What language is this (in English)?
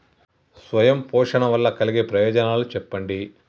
Telugu